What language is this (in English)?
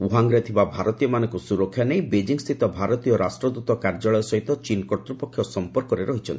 Odia